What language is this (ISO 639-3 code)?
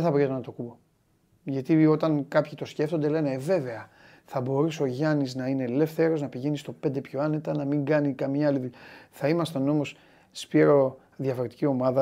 ell